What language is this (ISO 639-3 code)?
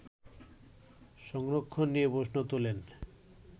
ben